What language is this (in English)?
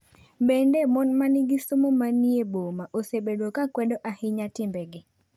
Luo (Kenya and Tanzania)